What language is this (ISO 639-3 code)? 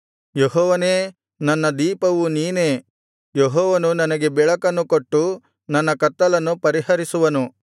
kan